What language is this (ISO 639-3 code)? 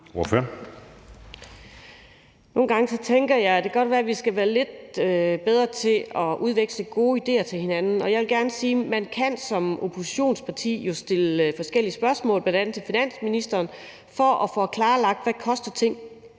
dan